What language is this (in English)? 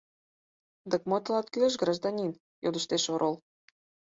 Mari